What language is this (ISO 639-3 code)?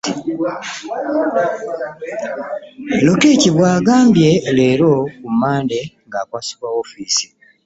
lug